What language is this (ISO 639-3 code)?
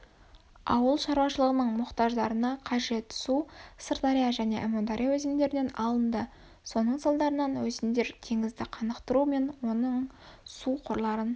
kaz